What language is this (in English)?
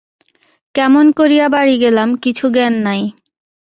Bangla